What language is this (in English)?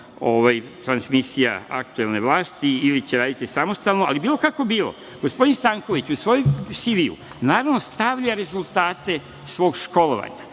Serbian